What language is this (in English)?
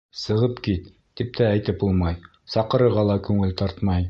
Bashkir